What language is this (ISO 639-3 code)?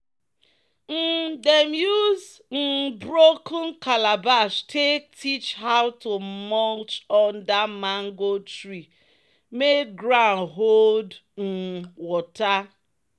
pcm